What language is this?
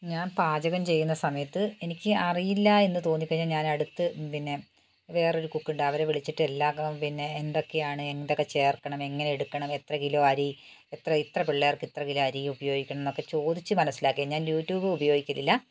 Malayalam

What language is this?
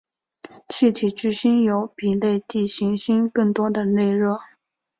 Chinese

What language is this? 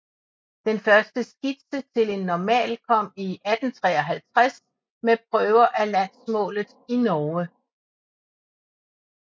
Danish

